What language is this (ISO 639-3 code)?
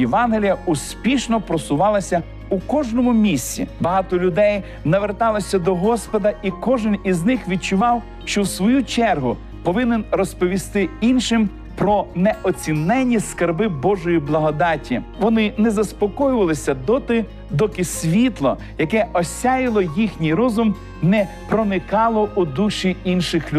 ukr